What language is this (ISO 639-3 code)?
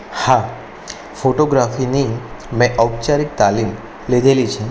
guj